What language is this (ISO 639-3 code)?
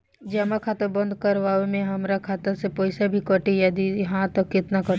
bho